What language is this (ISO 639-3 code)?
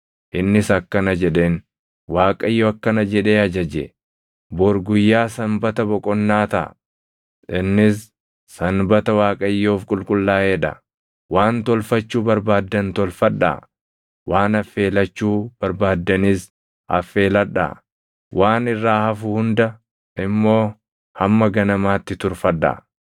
orm